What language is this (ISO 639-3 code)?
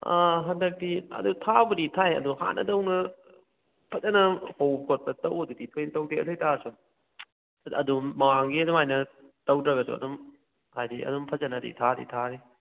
mni